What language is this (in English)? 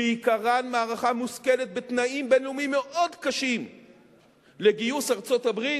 Hebrew